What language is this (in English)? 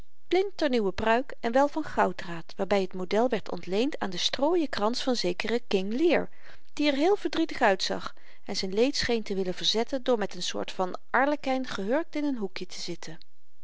Dutch